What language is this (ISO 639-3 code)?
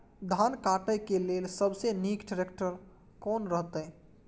mai